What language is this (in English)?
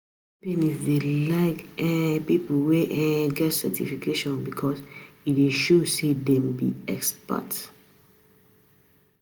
Nigerian Pidgin